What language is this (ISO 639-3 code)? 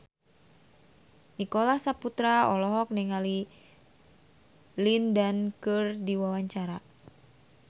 sun